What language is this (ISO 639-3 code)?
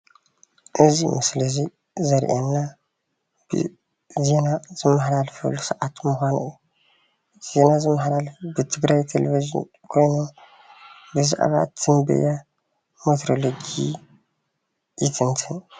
tir